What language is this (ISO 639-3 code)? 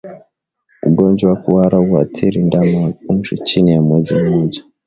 swa